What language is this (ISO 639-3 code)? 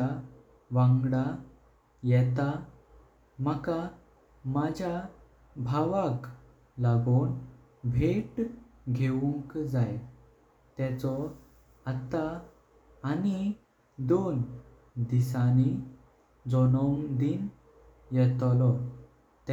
kok